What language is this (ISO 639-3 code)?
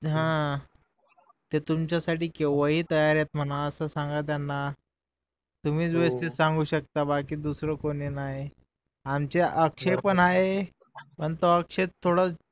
mar